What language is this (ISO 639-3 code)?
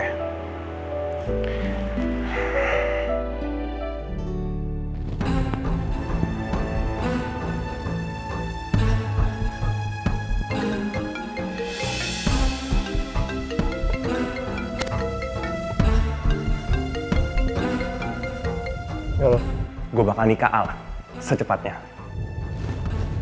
ind